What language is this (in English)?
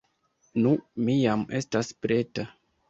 Esperanto